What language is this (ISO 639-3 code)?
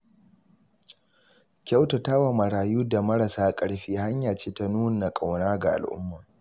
hau